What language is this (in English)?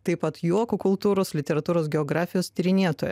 Lithuanian